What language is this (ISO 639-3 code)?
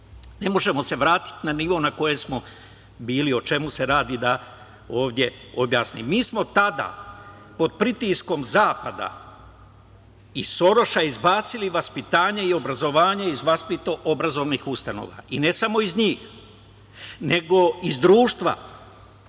srp